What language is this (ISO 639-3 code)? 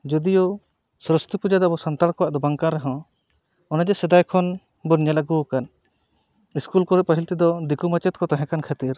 sat